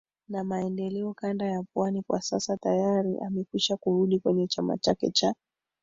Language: Swahili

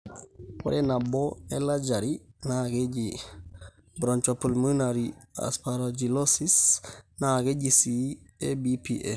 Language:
Masai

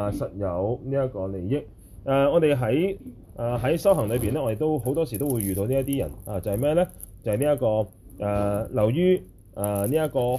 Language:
Chinese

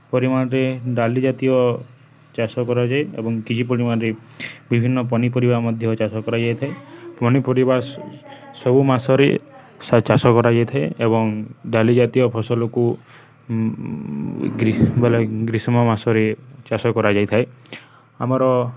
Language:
Odia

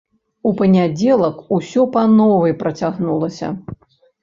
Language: Belarusian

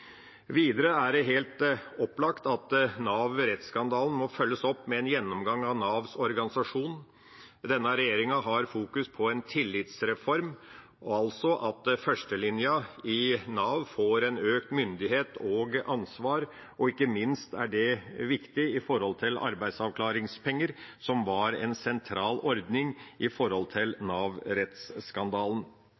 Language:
Norwegian Bokmål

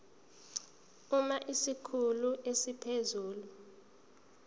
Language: Zulu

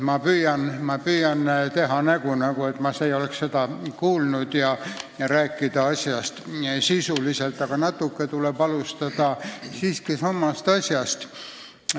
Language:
Estonian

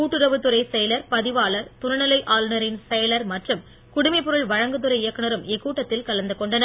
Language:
Tamil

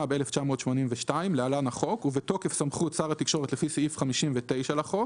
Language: Hebrew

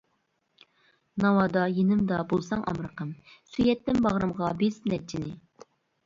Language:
Uyghur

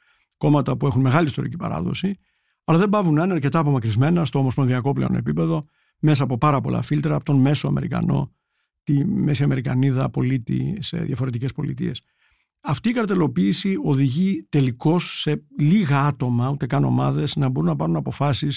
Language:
Greek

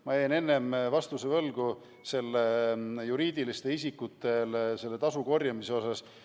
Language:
Estonian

